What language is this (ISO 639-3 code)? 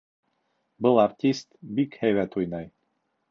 bak